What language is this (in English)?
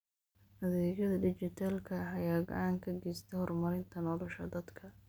Somali